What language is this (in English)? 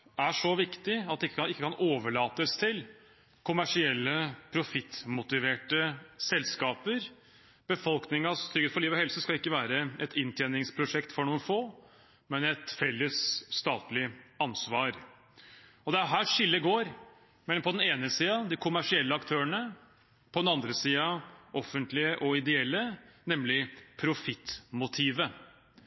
Norwegian Bokmål